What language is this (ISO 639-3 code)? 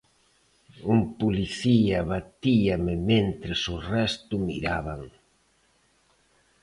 glg